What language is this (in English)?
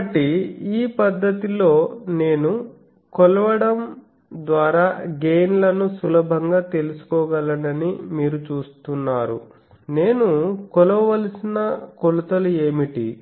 Telugu